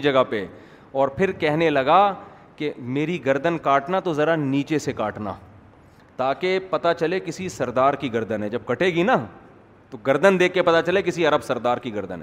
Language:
Urdu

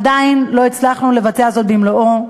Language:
Hebrew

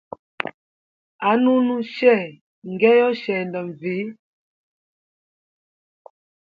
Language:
Hemba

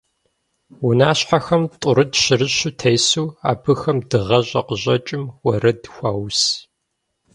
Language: Kabardian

